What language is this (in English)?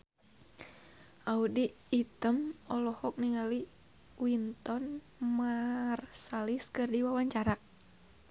Sundanese